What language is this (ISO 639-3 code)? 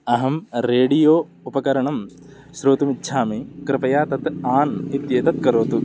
san